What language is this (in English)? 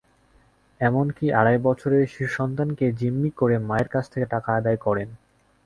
Bangla